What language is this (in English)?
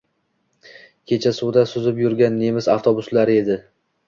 Uzbek